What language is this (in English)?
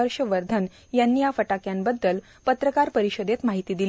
Marathi